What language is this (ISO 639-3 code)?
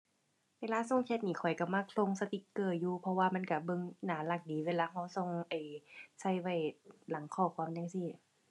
tha